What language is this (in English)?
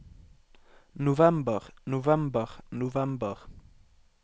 Norwegian